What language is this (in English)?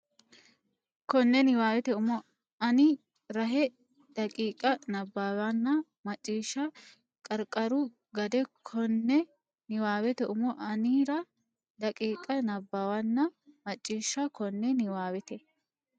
Sidamo